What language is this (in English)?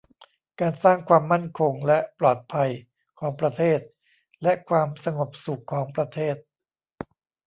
Thai